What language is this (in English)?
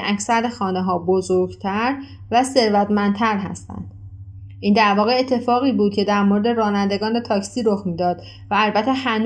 Persian